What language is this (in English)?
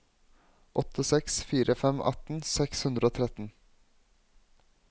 Norwegian